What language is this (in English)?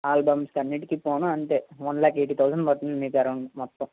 Telugu